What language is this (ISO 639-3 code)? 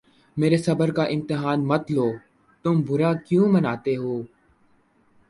urd